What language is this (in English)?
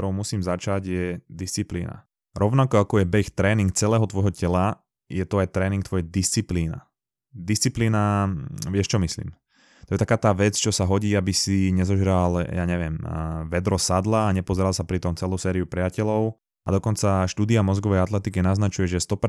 Slovak